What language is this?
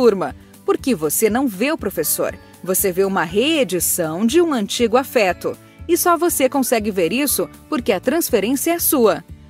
Portuguese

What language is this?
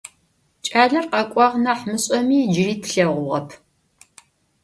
Adyghe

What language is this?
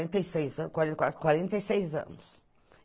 Portuguese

